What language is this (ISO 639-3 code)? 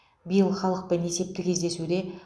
kaz